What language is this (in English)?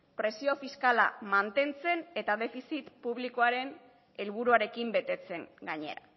Basque